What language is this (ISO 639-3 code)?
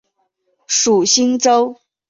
zho